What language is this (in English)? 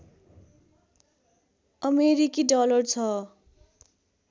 Nepali